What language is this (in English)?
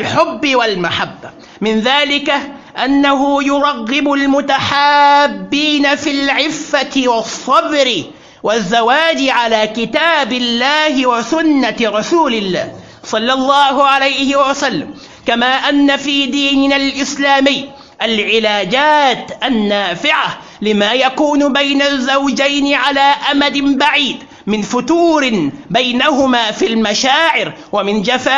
Arabic